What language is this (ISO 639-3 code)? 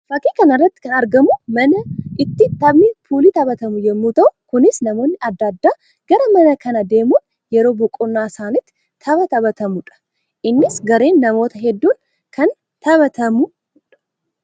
orm